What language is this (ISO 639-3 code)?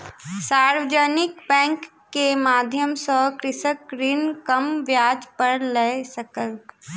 mai